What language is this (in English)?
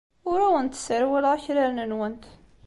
Kabyle